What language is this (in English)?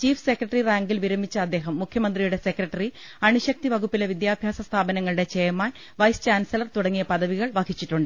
Malayalam